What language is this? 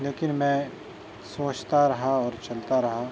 Urdu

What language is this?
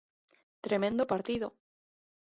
Galician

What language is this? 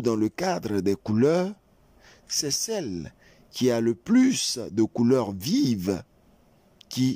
French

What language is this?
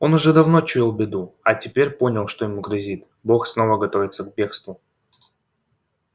Russian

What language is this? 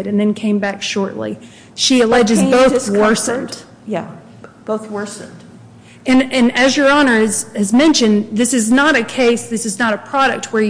English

